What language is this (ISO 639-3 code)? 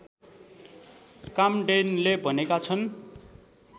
nep